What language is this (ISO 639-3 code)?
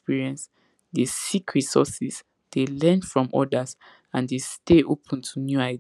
pcm